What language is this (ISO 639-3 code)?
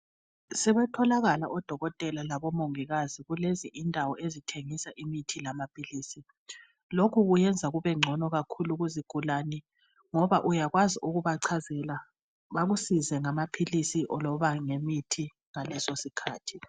nde